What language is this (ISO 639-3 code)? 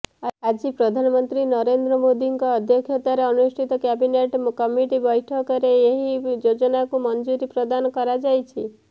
ori